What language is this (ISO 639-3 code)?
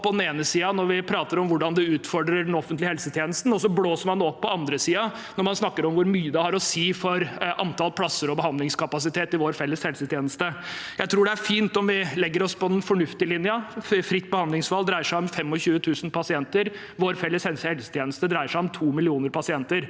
nor